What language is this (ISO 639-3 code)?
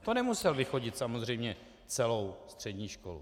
ces